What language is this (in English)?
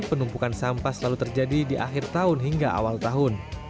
Indonesian